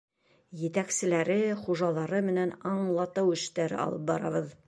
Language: Bashkir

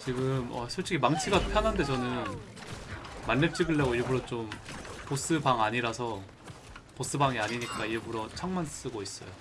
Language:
Korean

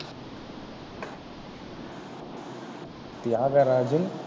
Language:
Tamil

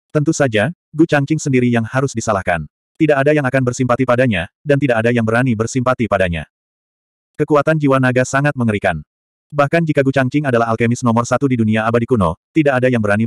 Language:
Indonesian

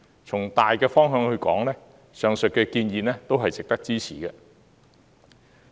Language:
Cantonese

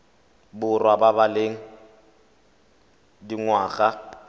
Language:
Tswana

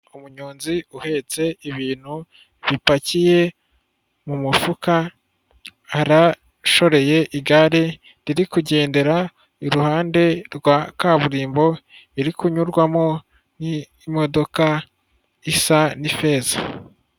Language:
Kinyarwanda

